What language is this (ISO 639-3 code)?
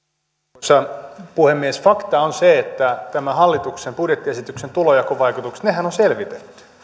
fin